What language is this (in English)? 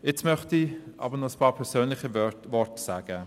Swiss German